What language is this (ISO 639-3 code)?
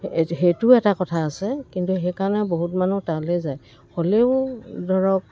asm